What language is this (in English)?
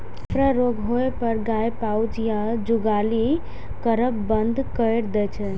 Maithili